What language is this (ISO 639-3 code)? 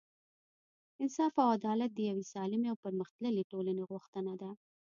pus